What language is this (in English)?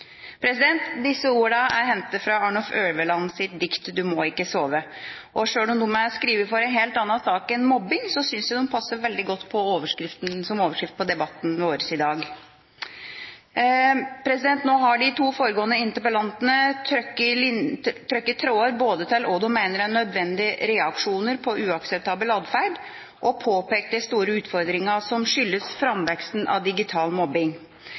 Norwegian Bokmål